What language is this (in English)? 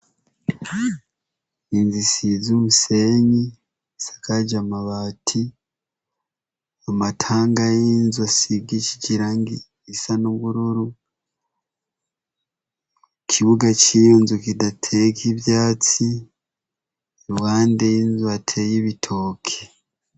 Rundi